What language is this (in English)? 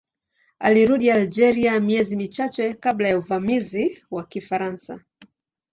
Swahili